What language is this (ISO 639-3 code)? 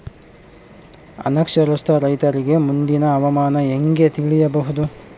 kan